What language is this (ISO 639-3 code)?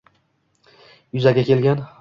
uzb